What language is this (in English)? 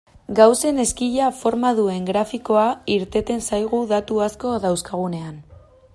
Basque